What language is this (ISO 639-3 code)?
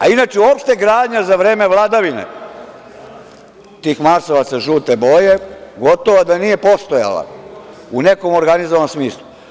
srp